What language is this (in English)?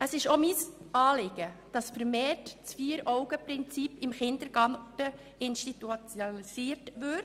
Swiss German